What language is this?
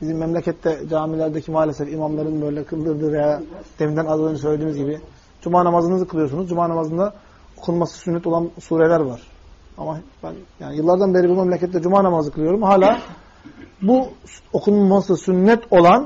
Turkish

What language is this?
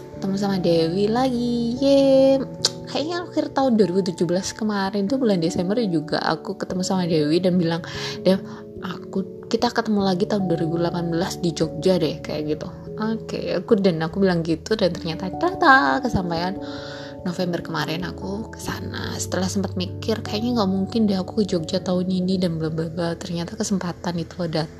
Indonesian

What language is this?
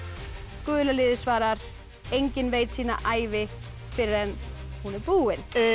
Icelandic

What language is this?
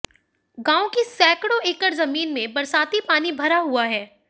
Hindi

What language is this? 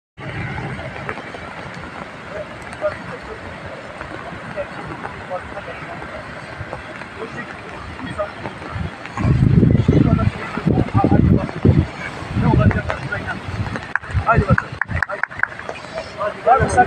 Arabic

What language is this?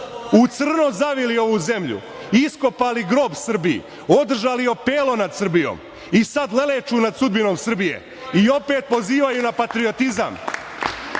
Serbian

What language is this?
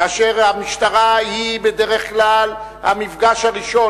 Hebrew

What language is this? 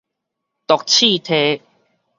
Min Nan Chinese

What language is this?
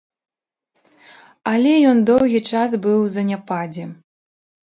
Belarusian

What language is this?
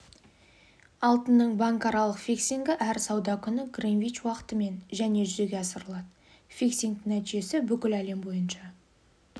Kazakh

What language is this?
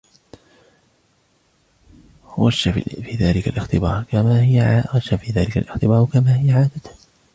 Arabic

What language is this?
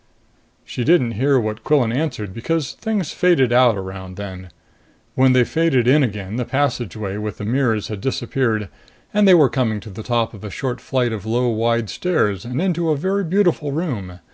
English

